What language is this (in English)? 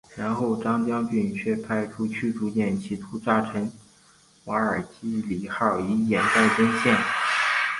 Chinese